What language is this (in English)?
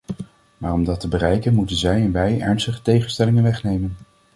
Dutch